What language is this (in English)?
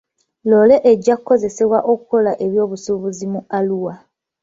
Ganda